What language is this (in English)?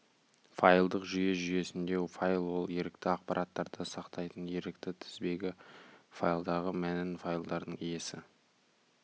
Kazakh